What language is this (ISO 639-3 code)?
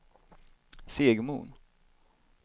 swe